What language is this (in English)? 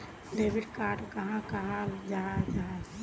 Magahi